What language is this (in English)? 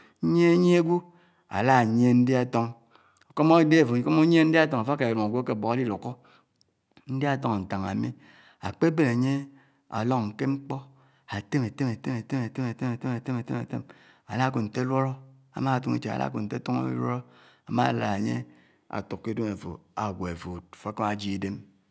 Anaang